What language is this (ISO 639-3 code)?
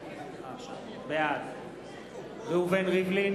heb